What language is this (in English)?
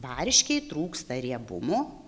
Lithuanian